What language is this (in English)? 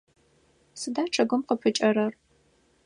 Adyghe